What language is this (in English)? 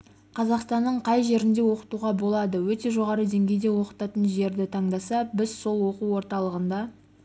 Kazakh